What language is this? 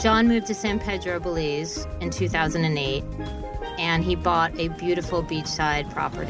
Persian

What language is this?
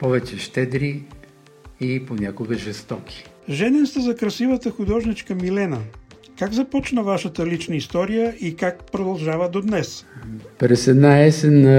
Bulgarian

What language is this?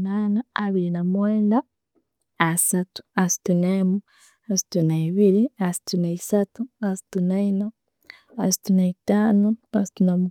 Tooro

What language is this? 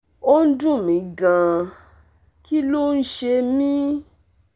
Yoruba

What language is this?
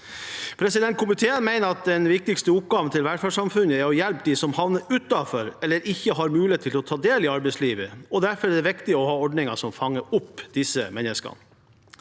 Norwegian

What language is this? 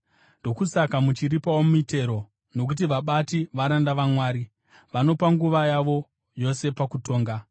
Shona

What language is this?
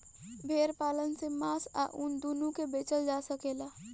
Bhojpuri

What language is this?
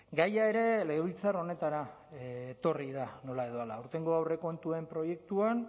Basque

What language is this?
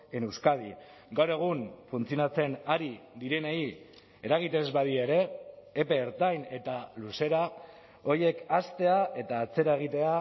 Basque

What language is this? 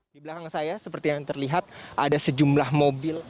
Indonesian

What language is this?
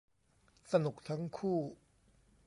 Thai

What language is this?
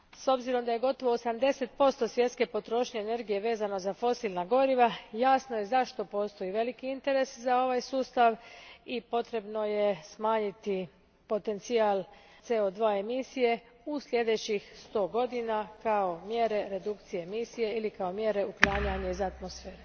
Croatian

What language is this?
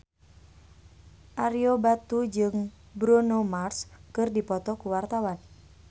Sundanese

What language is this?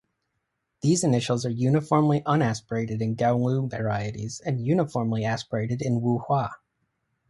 English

